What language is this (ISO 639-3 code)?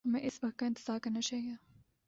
urd